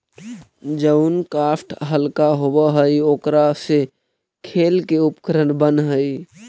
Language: Magahi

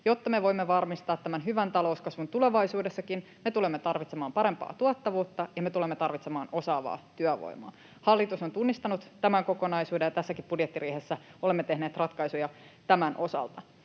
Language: Finnish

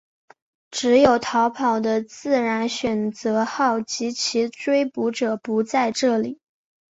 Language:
Chinese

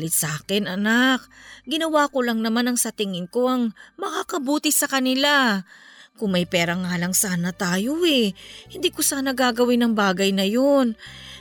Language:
Filipino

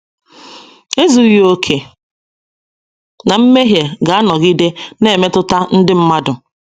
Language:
Igbo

